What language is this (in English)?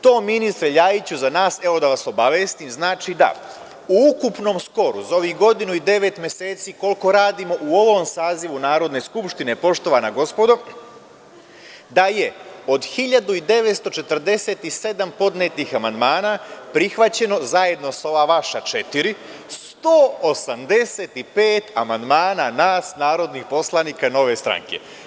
Serbian